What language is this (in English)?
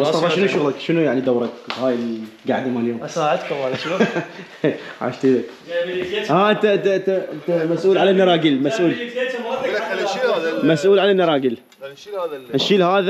Arabic